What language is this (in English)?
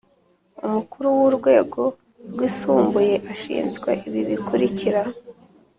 Kinyarwanda